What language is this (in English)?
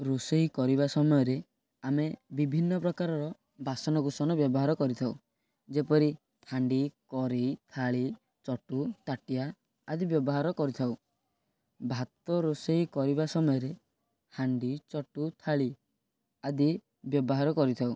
Odia